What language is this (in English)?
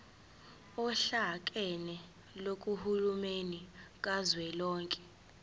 Zulu